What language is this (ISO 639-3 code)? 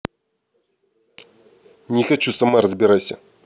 rus